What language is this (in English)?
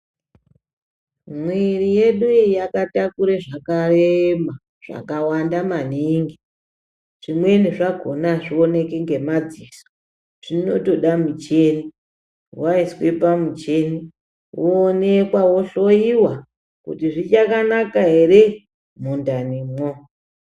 Ndau